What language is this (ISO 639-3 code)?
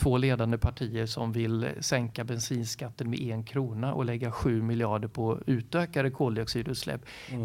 swe